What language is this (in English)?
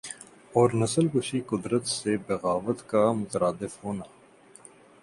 Urdu